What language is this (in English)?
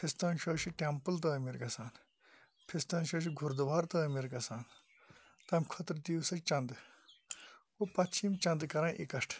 Kashmiri